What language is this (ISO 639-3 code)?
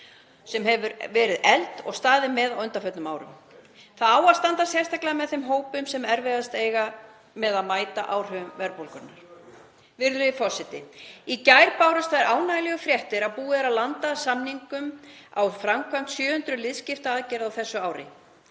isl